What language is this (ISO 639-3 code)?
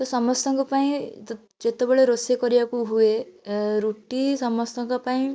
ori